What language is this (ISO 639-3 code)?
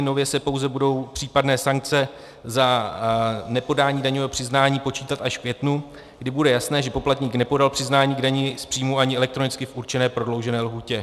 ces